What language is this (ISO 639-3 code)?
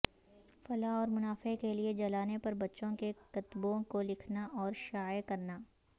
urd